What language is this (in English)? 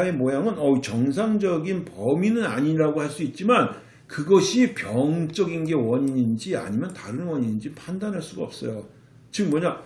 Korean